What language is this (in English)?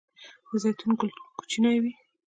Pashto